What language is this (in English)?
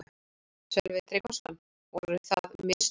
Icelandic